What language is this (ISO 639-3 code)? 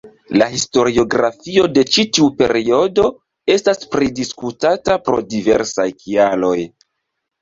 epo